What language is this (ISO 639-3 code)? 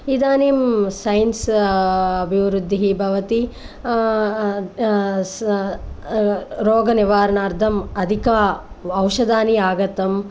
san